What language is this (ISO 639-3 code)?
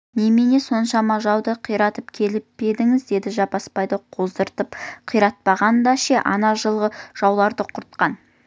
kaz